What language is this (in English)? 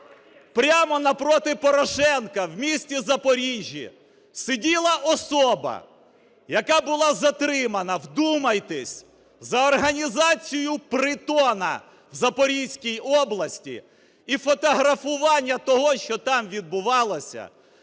Ukrainian